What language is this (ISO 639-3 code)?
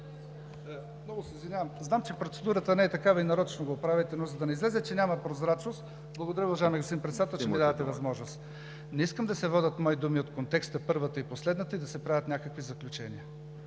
bul